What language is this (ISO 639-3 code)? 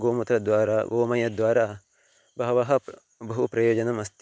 san